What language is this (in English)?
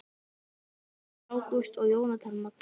Icelandic